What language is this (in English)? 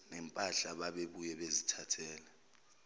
Zulu